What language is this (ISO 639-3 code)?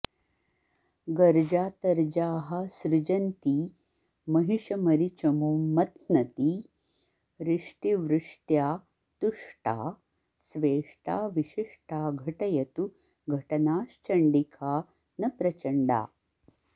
san